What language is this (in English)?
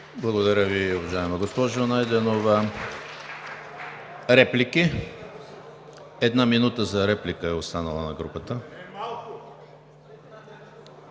Bulgarian